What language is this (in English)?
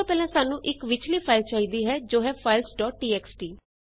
Punjabi